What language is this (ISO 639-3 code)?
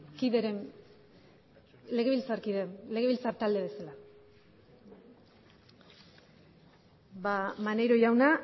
eus